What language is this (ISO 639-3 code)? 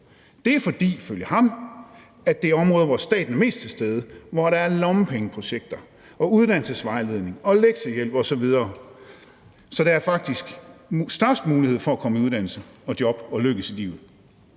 dan